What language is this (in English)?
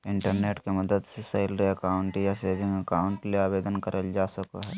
Magahi